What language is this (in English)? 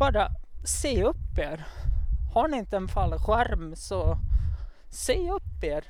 Swedish